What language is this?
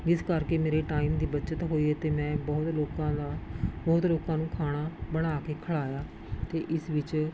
Punjabi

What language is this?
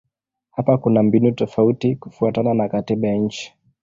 Swahili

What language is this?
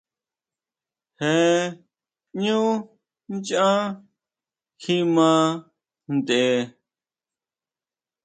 Huautla Mazatec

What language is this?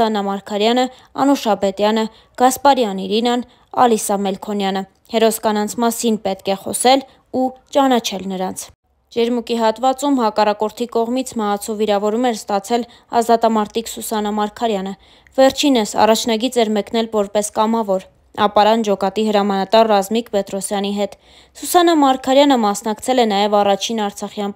Romanian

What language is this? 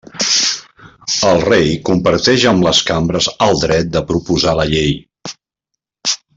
Catalan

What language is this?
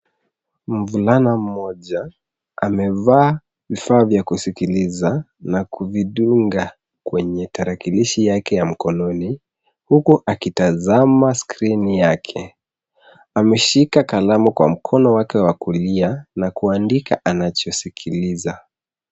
Swahili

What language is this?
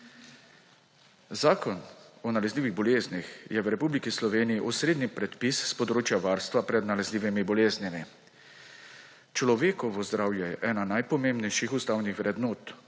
Slovenian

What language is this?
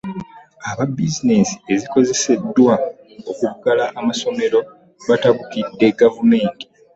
Ganda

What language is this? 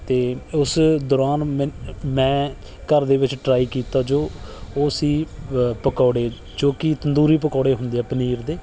Punjabi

